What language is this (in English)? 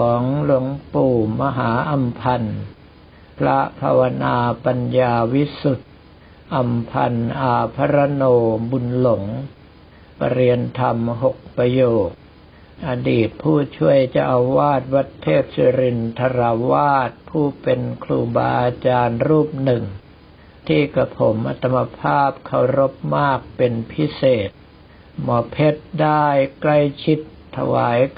Thai